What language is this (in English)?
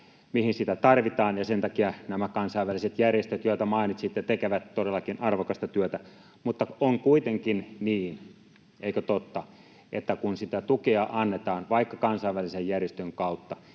Finnish